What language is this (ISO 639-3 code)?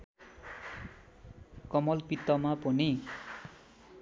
nep